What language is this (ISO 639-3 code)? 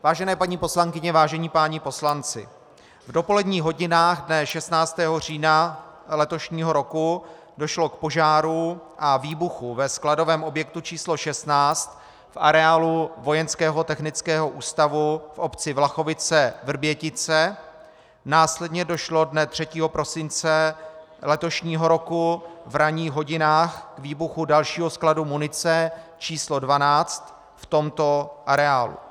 ces